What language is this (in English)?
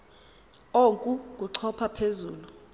Xhosa